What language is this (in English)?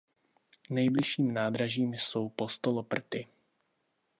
Czech